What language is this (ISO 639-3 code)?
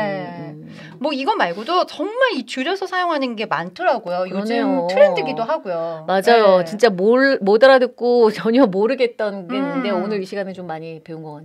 kor